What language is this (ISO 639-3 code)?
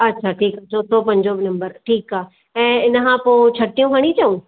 snd